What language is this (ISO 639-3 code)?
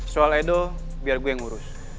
ind